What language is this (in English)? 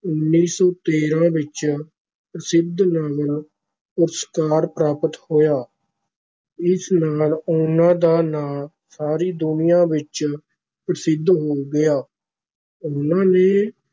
Punjabi